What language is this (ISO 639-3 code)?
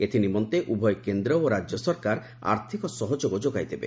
ori